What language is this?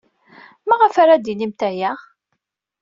Kabyle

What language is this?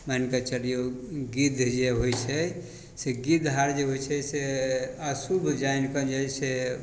Maithili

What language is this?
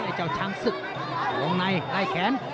Thai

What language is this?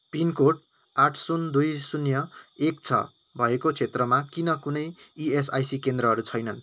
Nepali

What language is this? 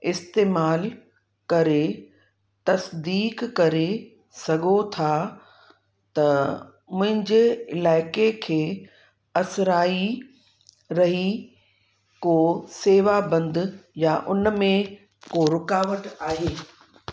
Sindhi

